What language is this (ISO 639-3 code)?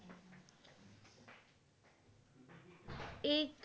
ben